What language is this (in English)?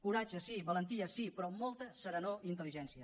Catalan